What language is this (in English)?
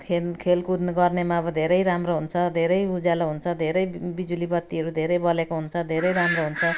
Nepali